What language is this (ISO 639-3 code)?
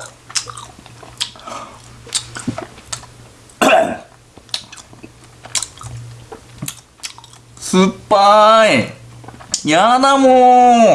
jpn